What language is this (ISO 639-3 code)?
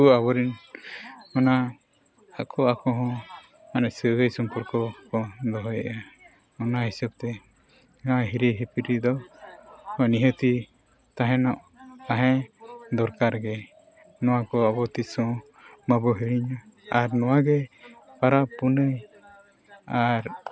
sat